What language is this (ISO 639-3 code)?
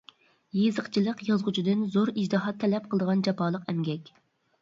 uig